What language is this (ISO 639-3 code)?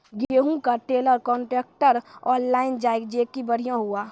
mai